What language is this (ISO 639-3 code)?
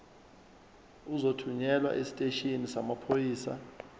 zul